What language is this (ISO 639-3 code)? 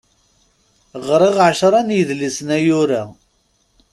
kab